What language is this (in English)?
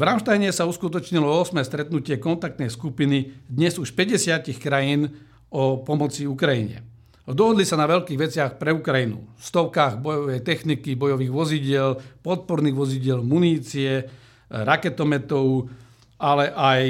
Slovak